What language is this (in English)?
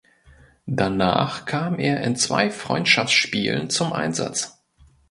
German